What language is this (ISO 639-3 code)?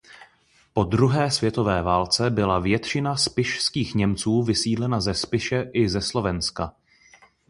ces